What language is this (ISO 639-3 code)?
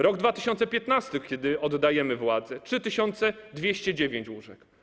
pol